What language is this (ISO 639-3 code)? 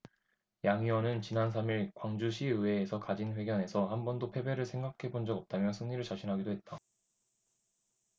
kor